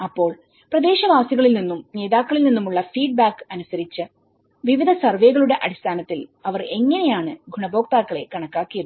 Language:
Malayalam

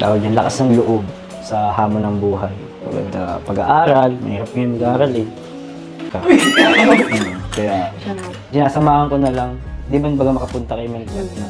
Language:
Filipino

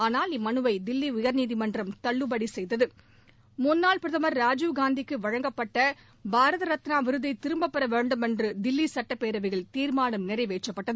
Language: Tamil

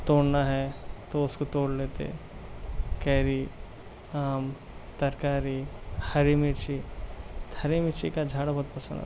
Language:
Urdu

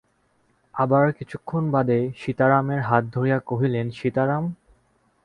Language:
Bangla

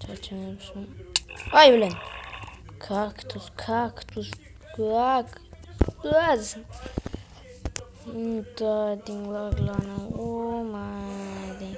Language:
Turkish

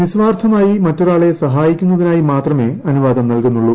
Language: Malayalam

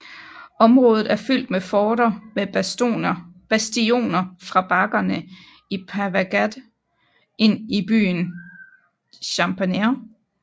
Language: Danish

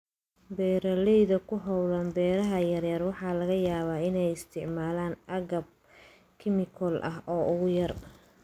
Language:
Somali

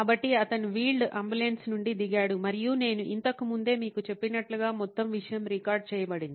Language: Telugu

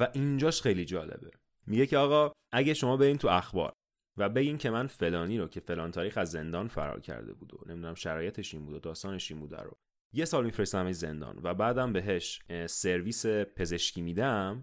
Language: Persian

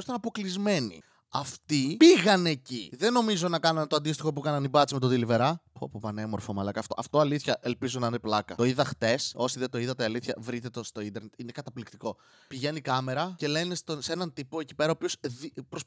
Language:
Greek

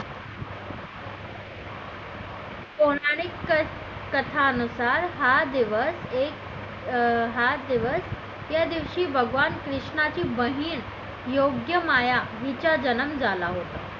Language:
Marathi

